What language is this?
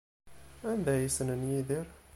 Kabyle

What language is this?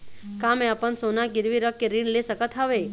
Chhattisgarhi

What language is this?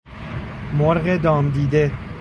Persian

